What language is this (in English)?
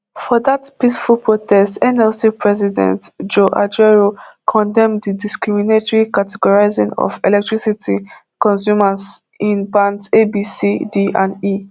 Nigerian Pidgin